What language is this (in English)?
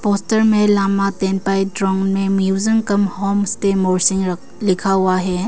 Hindi